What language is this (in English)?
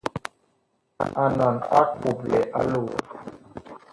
Bakoko